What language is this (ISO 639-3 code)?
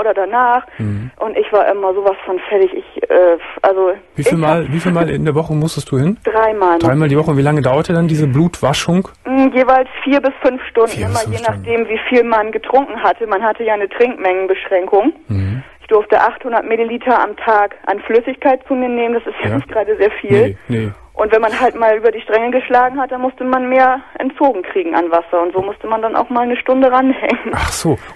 deu